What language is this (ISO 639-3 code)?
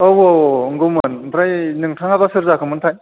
brx